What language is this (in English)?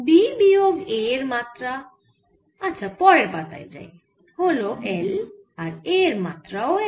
Bangla